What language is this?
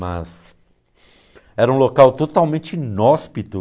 Portuguese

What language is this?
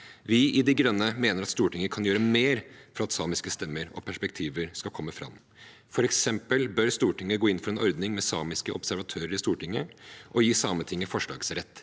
Norwegian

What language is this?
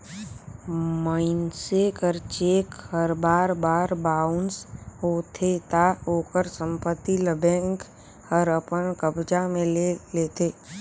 Chhattisgarhi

